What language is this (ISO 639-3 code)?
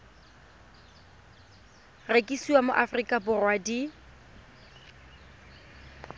tsn